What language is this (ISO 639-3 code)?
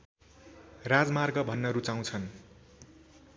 nep